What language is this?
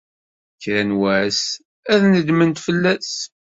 Kabyle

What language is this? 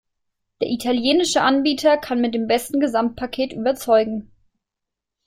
German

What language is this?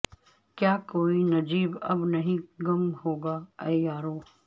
Urdu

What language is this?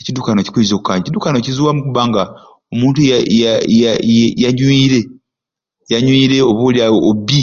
Ruuli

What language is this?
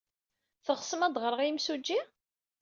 Kabyle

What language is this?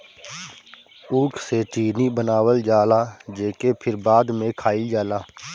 Bhojpuri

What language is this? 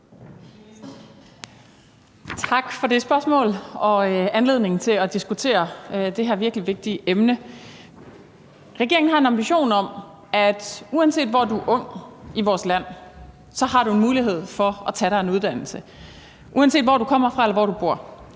Danish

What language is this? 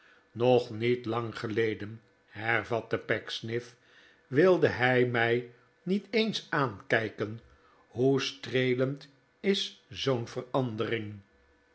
Dutch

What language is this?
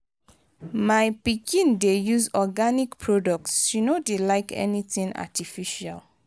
Nigerian Pidgin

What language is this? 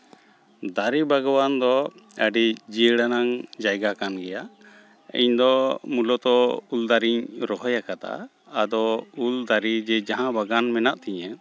Santali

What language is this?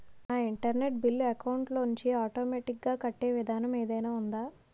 Telugu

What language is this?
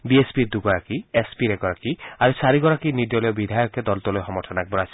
Assamese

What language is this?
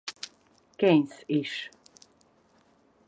Hungarian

